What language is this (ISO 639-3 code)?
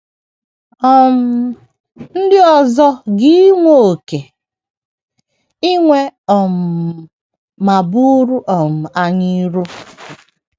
ibo